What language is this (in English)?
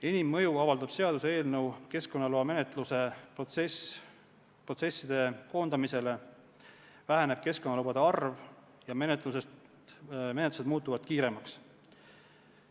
Estonian